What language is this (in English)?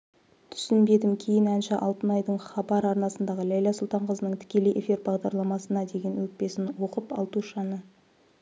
Kazakh